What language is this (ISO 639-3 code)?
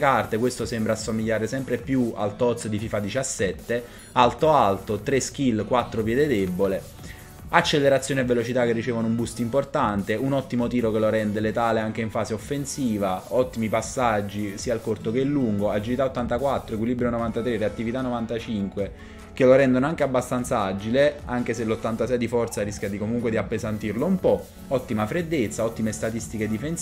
ita